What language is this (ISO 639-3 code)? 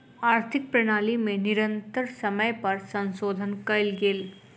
mai